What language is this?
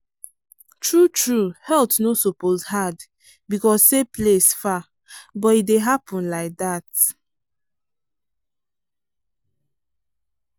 Nigerian Pidgin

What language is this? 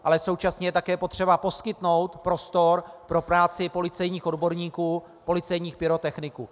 Czech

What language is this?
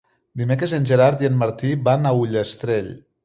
Catalan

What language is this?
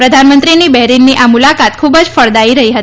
Gujarati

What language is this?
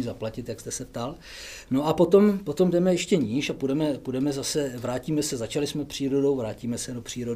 Czech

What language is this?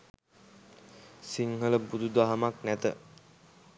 Sinhala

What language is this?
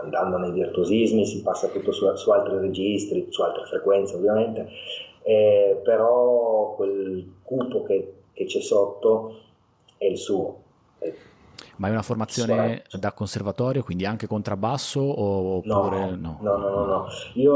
Italian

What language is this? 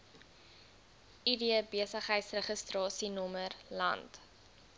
Afrikaans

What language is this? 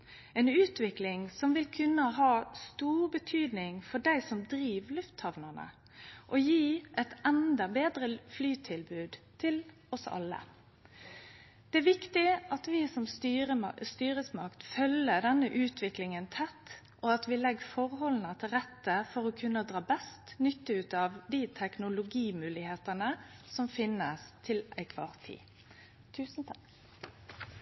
Norwegian Nynorsk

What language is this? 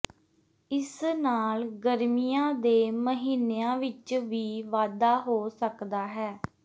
Punjabi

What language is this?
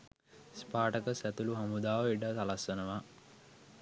Sinhala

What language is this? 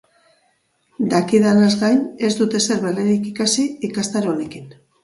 Basque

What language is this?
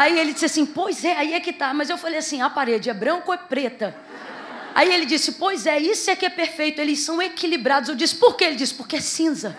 Portuguese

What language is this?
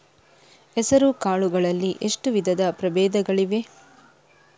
Kannada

